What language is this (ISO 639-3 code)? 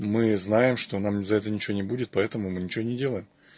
rus